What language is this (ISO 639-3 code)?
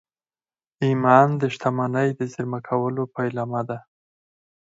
pus